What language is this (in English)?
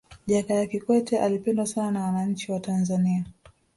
Swahili